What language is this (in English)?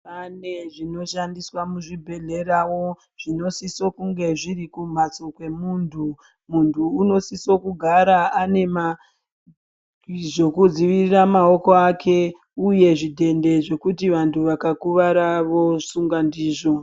Ndau